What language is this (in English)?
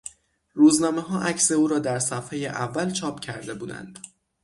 Persian